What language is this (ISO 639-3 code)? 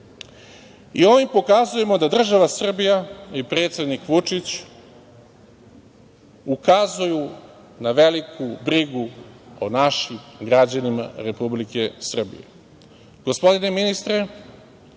srp